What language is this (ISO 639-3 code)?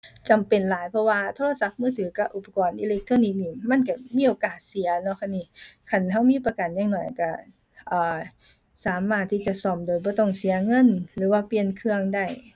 tha